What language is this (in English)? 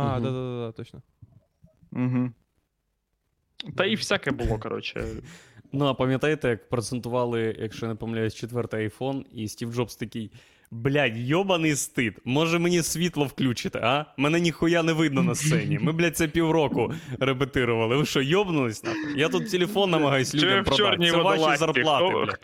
Ukrainian